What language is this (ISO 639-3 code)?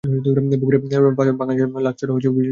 ben